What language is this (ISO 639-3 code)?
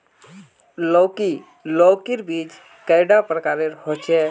mag